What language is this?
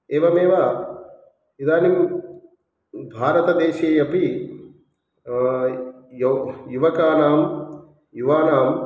Sanskrit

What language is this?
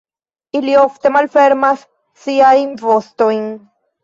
Esperanto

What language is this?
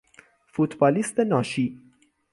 Persian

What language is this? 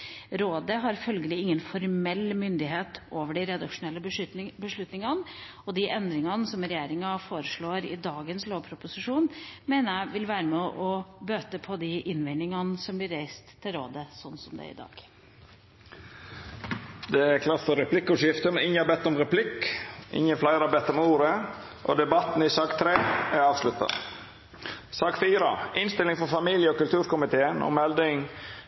Norwegian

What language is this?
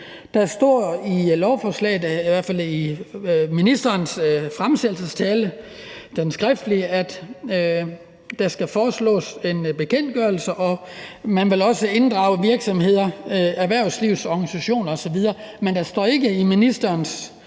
Danish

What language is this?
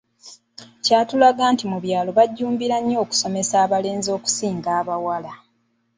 Ganda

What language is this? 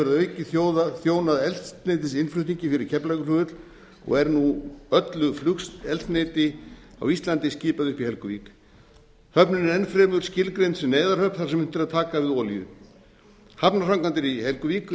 Icelandic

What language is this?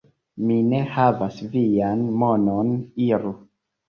Esperanto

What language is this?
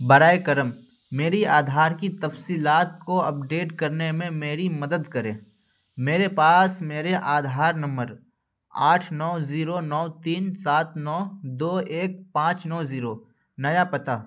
Urdu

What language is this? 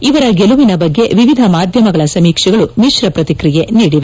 Kannada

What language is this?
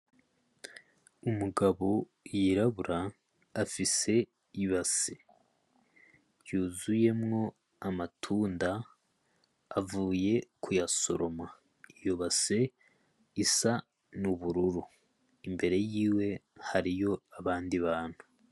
Rundi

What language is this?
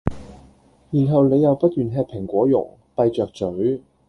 Cantonese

